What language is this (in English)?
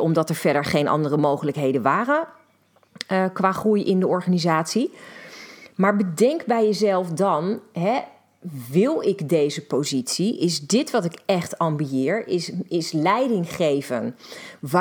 Dutch